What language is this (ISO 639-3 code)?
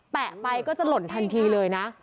tha